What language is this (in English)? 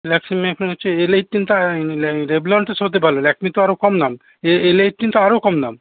Bangla